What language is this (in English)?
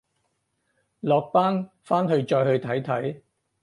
Cantonese